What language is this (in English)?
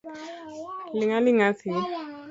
Luo (Kenya and Tanzania)